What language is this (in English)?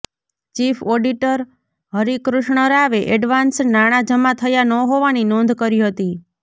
Gujarati